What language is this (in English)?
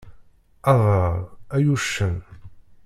Kabyle